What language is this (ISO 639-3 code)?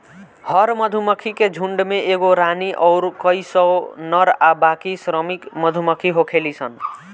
bho